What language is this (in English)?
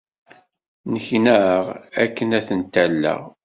Kabyle